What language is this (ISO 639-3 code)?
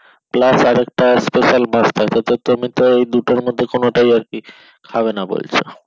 ben